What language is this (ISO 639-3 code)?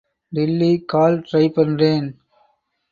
tam